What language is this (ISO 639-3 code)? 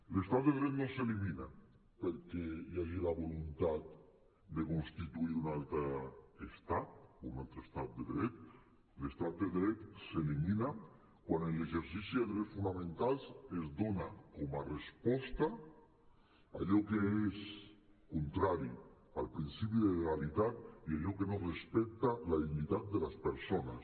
cat